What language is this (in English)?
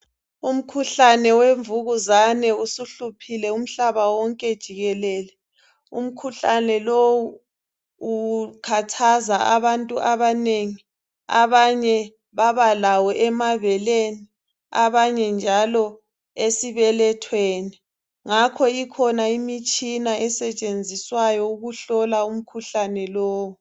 North Ndebele